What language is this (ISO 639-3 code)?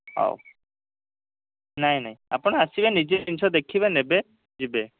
ori